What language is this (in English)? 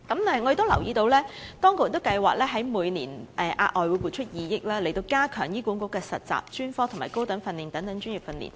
Cantonese